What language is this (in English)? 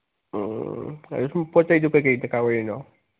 Manipuri